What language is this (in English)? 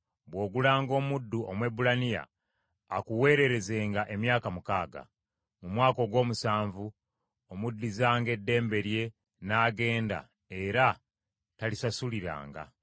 Ganda